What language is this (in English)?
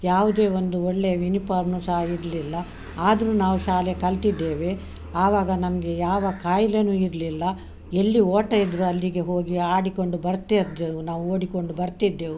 Kannada